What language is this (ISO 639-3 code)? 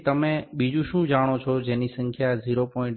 guj